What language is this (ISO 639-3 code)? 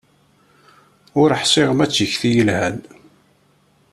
kab